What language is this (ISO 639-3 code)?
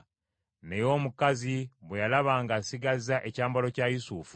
lug